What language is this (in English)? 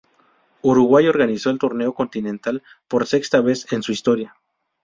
Spanish